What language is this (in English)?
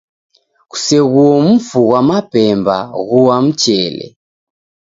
Taita